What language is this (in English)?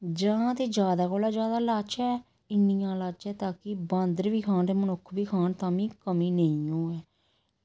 Dogri